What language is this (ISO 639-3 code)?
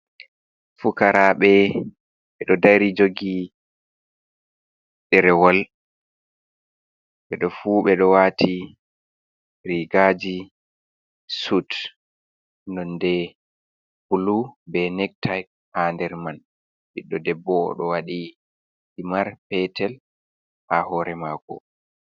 ful